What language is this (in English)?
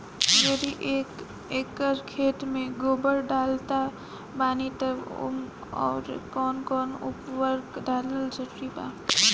Bhojpuri